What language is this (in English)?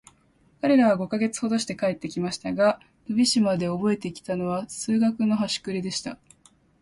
Japanese